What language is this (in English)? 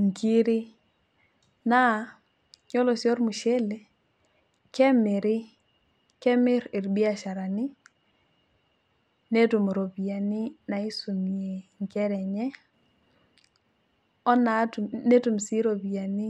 Masai